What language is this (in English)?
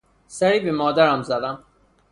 Persian